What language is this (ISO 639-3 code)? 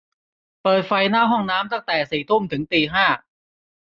tha